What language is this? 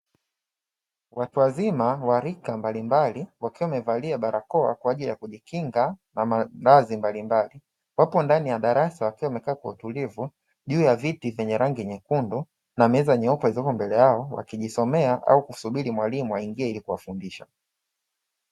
Swahili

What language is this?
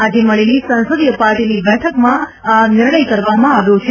Gujarati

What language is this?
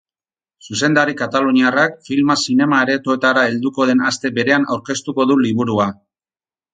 Basque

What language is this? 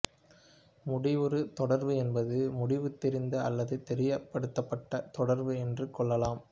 Tamil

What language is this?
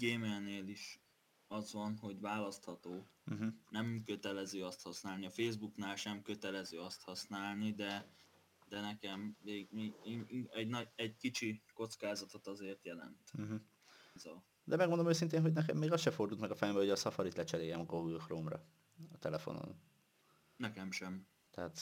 Hungarian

